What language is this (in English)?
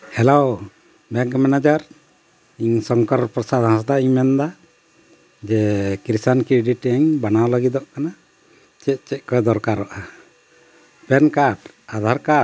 Santali